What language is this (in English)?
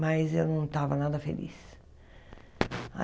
Portuguese